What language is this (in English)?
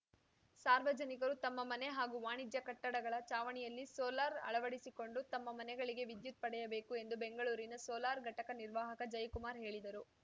Kannada